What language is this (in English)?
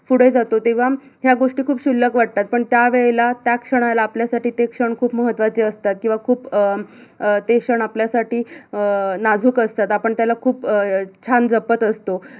Marathi